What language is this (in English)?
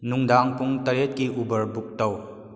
Manipuri